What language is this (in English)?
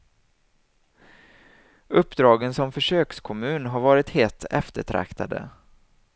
Swedish